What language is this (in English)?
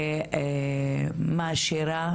Hebrew